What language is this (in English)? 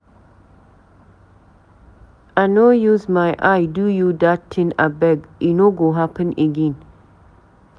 Nigerian Pidgin